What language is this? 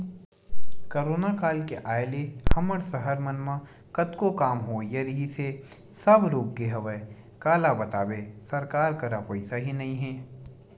Chhattisgarhi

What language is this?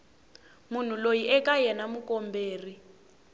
Tsonga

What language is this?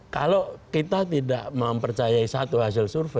Indonesian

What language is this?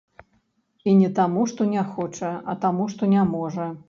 Belarusian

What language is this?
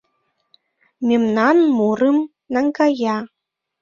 Mari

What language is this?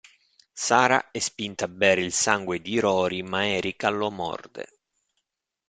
Italian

